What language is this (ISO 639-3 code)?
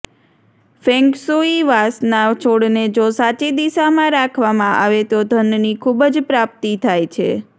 guj